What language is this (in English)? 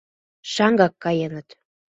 Mari